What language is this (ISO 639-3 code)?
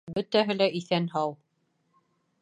bak